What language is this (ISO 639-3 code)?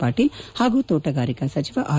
kan